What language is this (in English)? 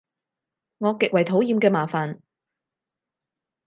Cantonese